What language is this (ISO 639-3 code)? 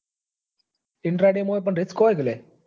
guj